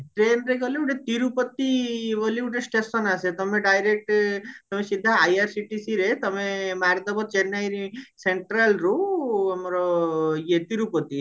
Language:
Odia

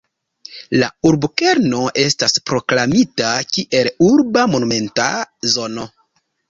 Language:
Esperanto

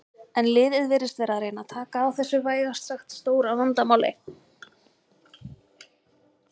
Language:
Icelandic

